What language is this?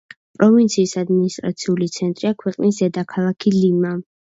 Georgian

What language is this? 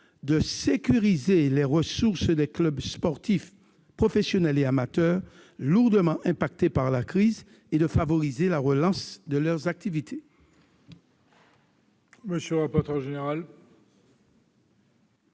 French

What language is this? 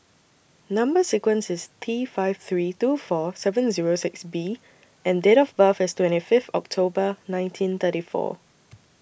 English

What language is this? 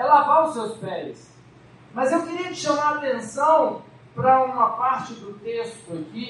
Portuguese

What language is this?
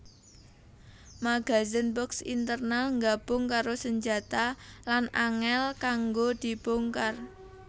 Javanese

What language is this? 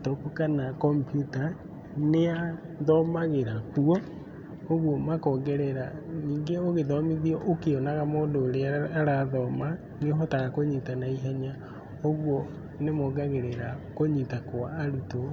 Kikuyu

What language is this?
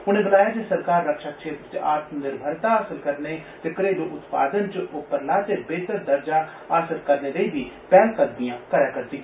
Dogri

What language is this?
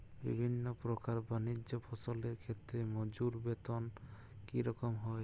Bangla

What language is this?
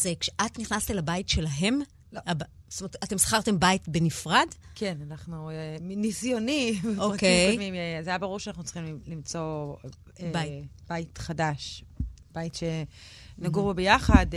Hebrew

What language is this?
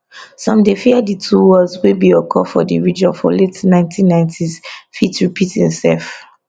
Nigerian Pidgin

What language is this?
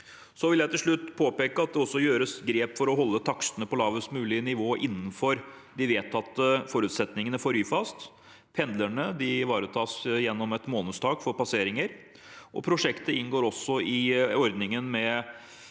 Norwegian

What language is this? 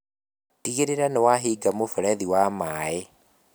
Kikuyu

